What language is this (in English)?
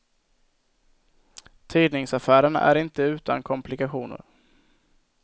Swedish